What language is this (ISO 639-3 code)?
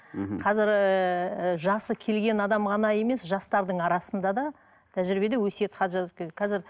kaz